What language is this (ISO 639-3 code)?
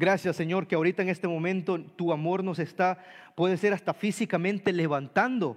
spa